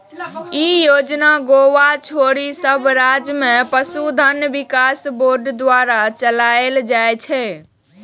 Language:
Maithili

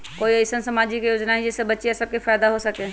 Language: Magahi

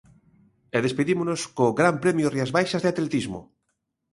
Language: Galician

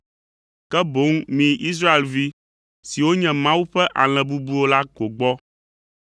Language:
Ewe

